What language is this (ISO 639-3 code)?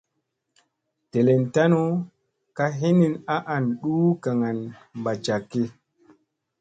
mse